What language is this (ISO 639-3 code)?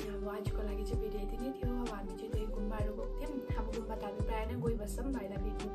eng